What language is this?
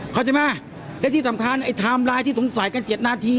Thai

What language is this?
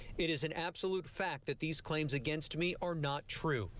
English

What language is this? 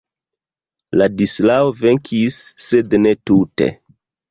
Esperanto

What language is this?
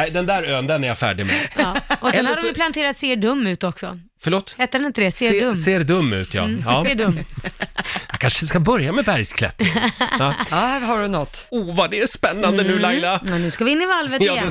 Swedish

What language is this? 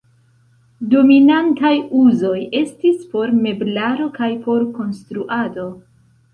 Esperanto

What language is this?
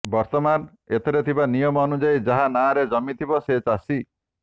Odia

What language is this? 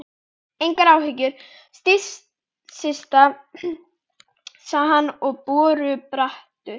Icelandic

